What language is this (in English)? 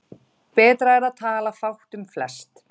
Icelandic